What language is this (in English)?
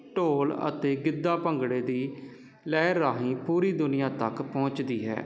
Punjabi